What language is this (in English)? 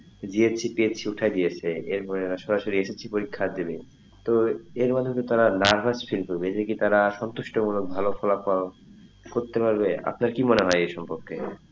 Bangla